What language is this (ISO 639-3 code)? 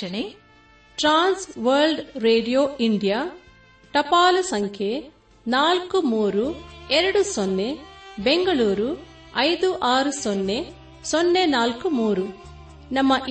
kan